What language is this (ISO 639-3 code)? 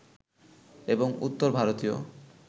ben